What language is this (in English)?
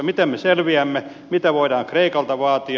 Finnish